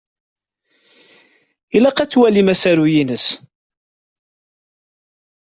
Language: Kabyle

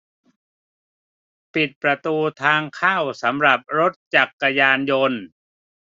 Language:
Thai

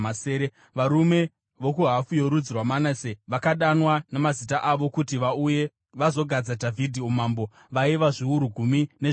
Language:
Shona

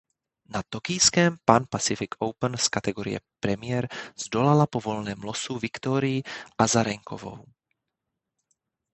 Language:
Czech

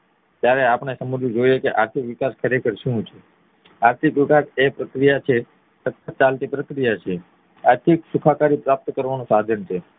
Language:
Gujarati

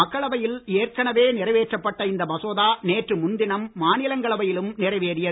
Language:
Tamil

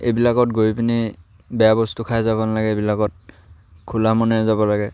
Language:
Assamese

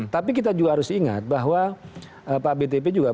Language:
Indonesian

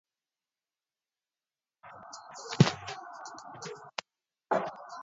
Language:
Swahili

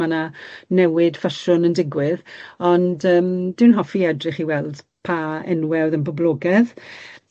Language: Welsh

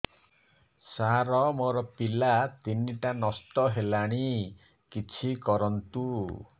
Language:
Odia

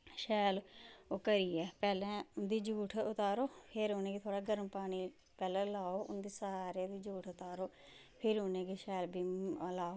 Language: Dogri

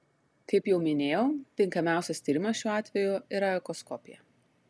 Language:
Lithuanian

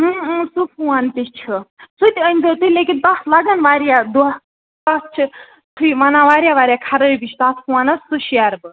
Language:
Kashmiri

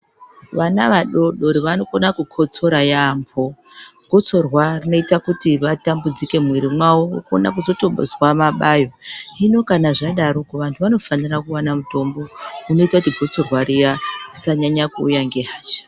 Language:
Ndau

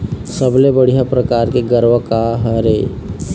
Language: Chhattisgarhi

